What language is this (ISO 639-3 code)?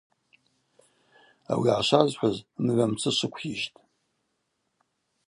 abq